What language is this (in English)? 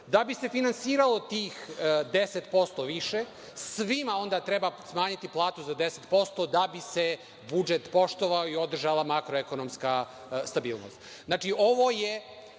Serbian